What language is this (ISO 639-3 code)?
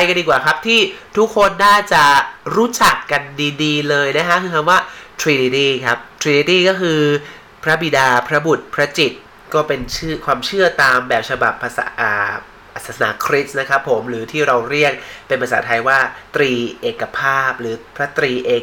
tha